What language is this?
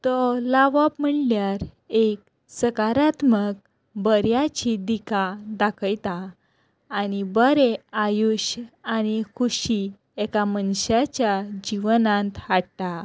Konkani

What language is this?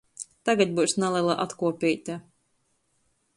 Latgalian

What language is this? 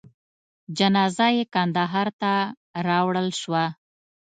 Pashto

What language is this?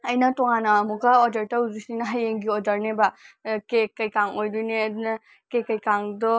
Manipuri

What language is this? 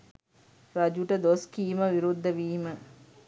Sinhala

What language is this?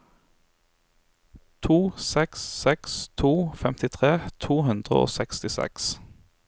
Norwegian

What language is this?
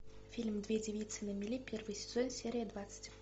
Russian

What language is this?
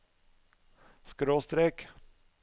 Norwegian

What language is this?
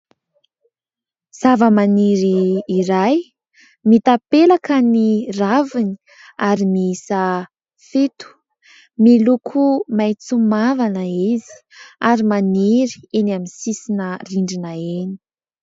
Malagasy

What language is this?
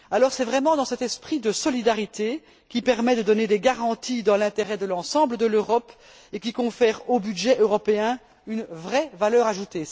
French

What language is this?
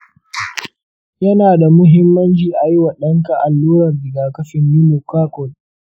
Hausa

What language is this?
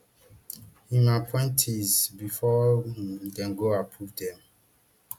Nigerian Pidgin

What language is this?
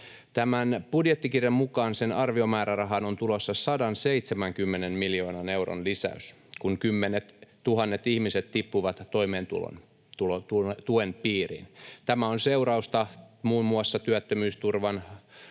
Finnish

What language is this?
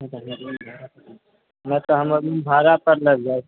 Maithili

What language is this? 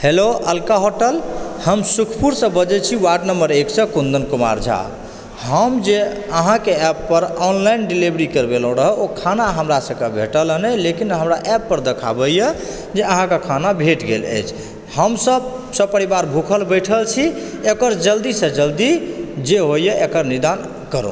Maithili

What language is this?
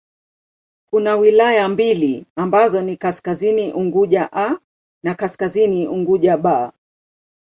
Swahili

